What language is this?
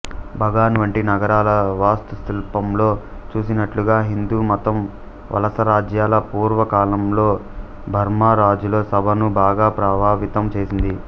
Telugu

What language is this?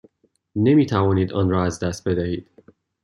Persian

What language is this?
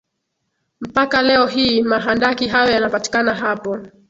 Swahili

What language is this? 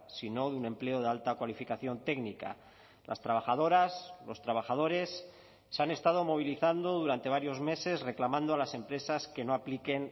Spanish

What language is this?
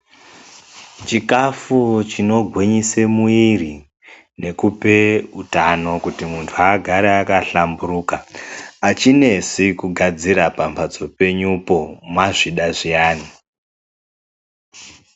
Ndau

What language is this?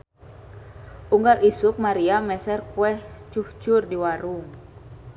Sundanese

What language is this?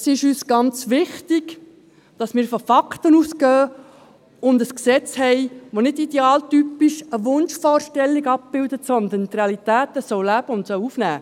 Swiss German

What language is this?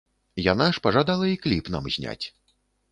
Belarusian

